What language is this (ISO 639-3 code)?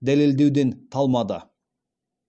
kaz